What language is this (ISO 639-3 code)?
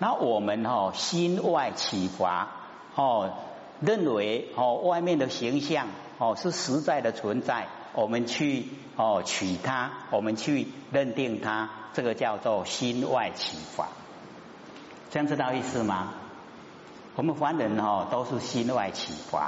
zho